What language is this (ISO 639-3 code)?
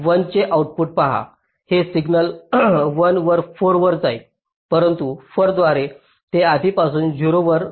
mar